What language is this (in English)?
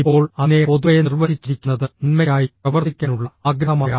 Malayalam